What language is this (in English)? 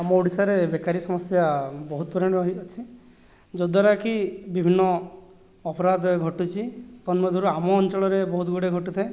Odia